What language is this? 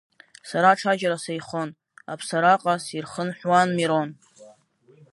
Abkhazian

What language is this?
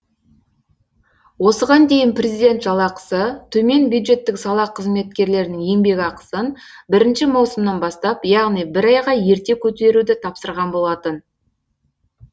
Kazakh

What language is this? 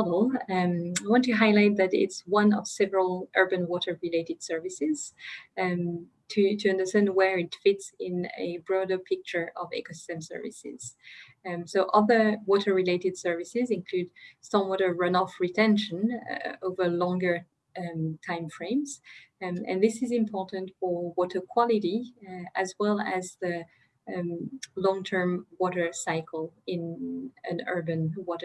English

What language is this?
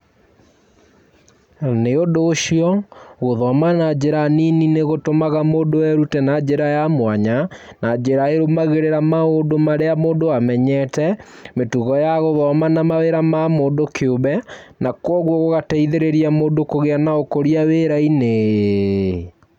Kikuyu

